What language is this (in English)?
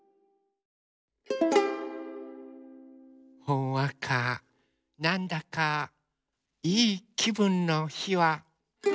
Japanese